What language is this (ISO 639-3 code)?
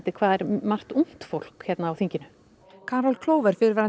isl